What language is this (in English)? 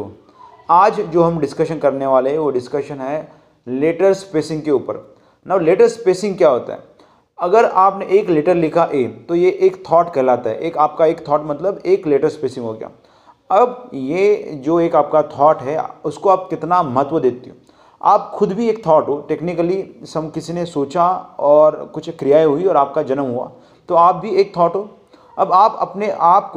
Hindi